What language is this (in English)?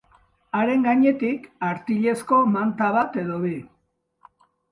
Basque